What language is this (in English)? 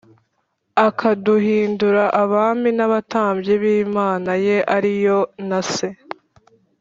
Kinyarwanda